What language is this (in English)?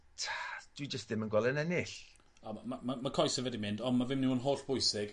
Welsh